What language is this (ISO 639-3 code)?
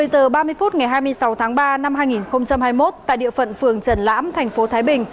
vie